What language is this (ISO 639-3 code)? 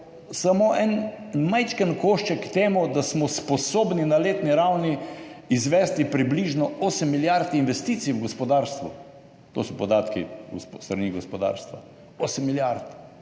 slv